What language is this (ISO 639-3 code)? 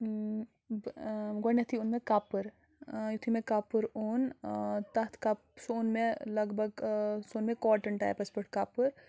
kas